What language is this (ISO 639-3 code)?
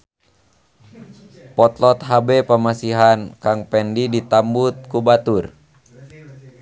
sun